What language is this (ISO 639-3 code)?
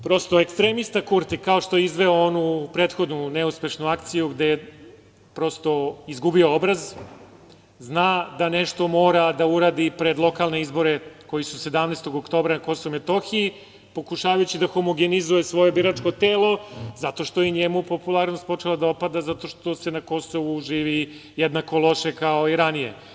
srp